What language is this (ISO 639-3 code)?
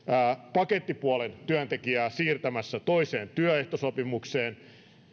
fin